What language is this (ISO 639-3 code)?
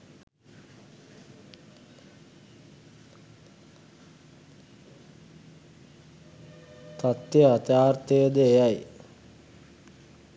sin